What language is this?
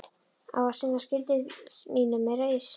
Icelandic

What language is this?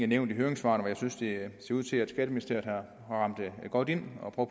Danish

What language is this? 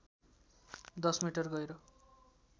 Nepali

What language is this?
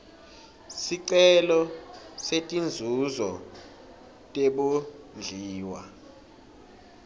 Swati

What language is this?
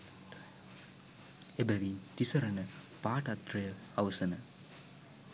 Sinhala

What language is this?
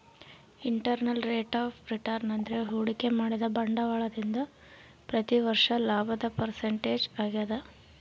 Kannada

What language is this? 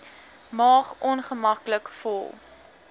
Afrikaans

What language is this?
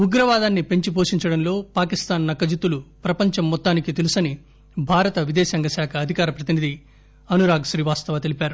Telugu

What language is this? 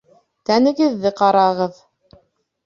Bashkir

